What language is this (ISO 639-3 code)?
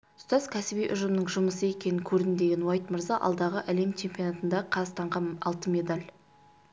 kaz